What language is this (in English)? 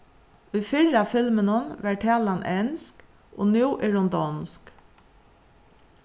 Faroese